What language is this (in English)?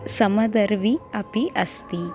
Sanskrit